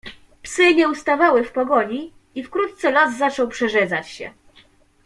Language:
Polish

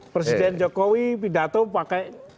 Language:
Indonesian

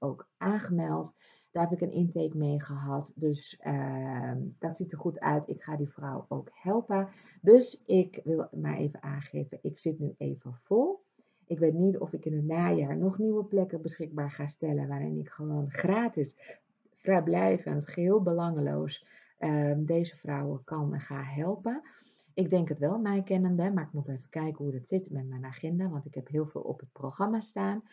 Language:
Dutch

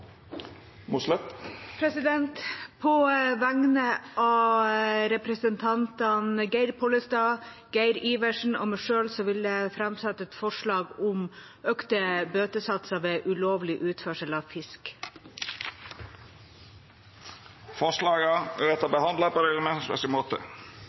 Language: Norwegian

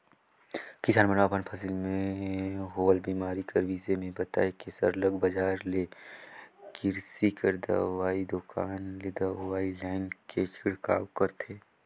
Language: Chhattisgarhi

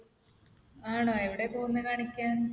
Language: Malayalam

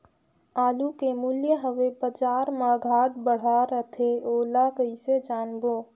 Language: Chhattisgarhi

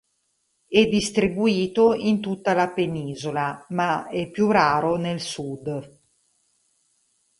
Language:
Italian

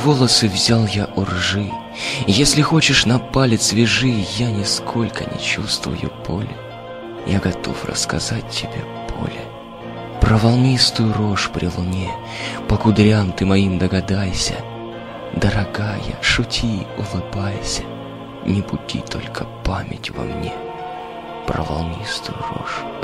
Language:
Russian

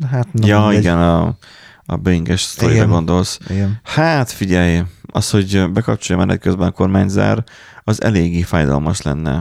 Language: Hungarian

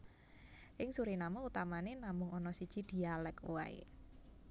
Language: Javanese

